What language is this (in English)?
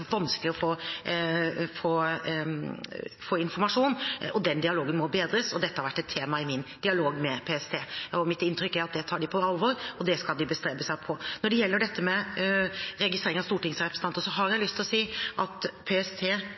Norwegian Bokmål